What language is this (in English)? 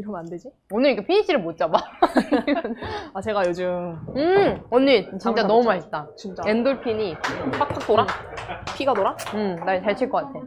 Korean